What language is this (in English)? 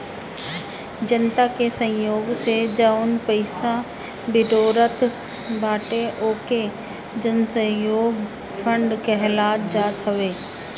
Bhojpuri